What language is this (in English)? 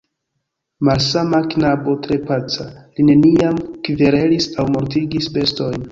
Esperanto